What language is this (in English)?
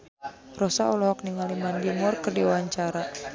Sundanese